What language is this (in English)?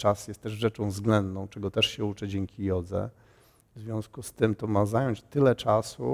Polish